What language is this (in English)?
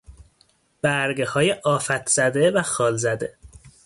Persian